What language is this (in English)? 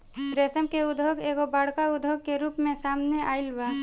Bhojpuri